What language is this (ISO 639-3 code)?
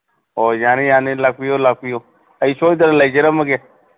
mni